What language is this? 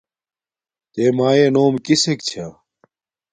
Domaaki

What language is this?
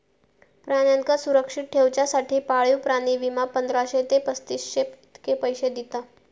Marathi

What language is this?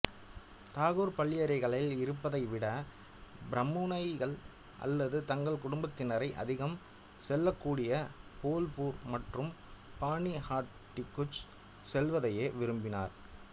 Tamil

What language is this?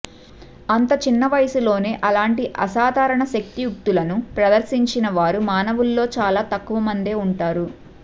Telugu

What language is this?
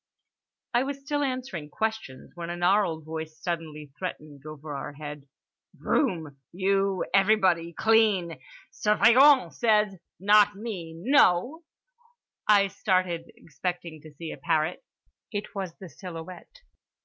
English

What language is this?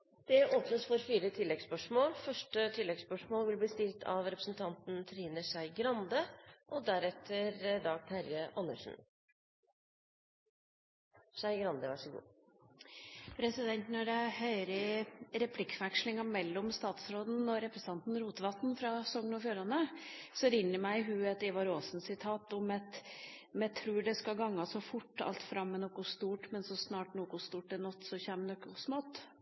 Norwegian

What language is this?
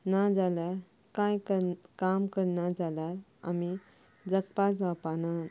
Konkani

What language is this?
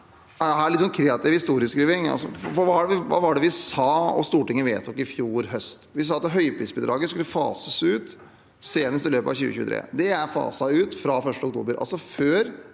Norwegian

